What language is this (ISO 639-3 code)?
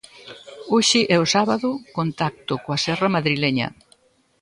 glg